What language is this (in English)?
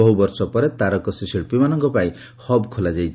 Odia